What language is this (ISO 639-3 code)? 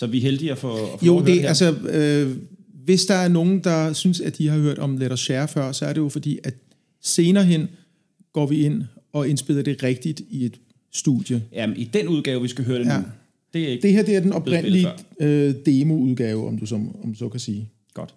dan